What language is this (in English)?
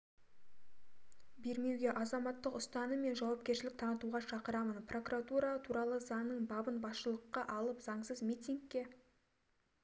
Kazakh